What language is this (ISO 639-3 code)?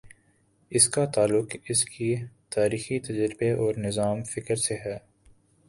urd